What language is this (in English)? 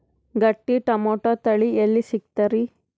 Kannada